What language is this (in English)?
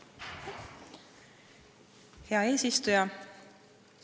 Estonian